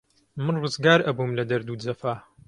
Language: Central Kurdish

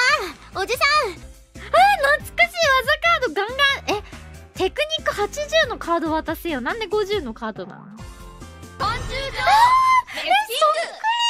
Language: Japanese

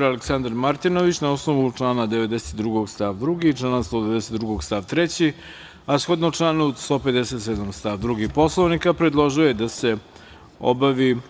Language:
Serbian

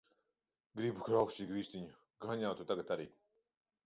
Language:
Latvian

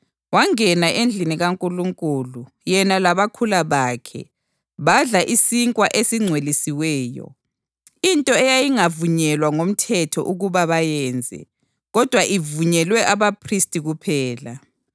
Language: North Ndebele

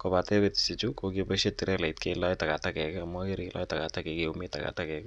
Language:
Kalenjin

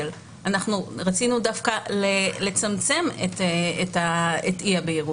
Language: Hebrew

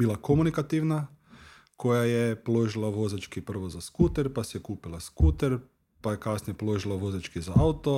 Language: Croatian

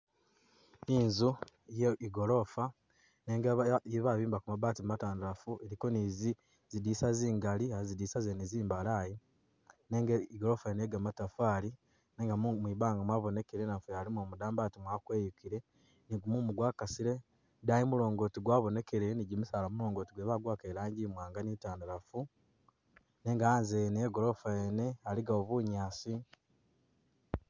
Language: Masaaba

